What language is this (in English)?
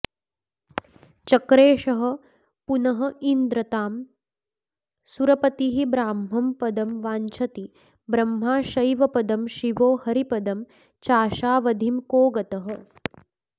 Sanskrit